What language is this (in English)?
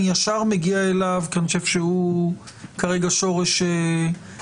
Hebrew